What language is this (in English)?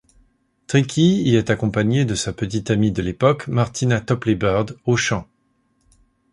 French